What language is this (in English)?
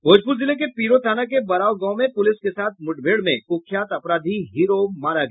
Hindi